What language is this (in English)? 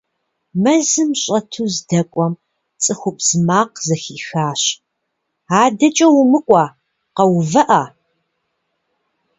Kabardian